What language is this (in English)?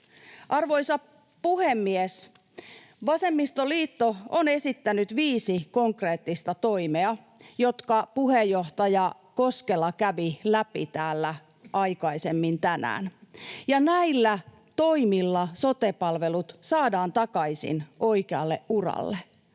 Finnish